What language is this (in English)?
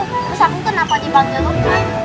Indonesian